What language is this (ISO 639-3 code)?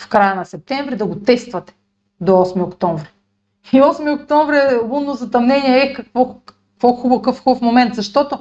bul